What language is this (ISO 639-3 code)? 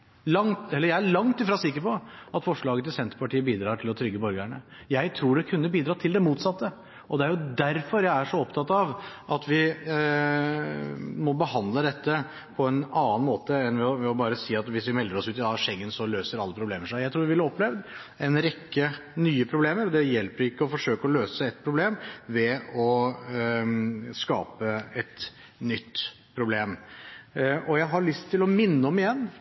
nob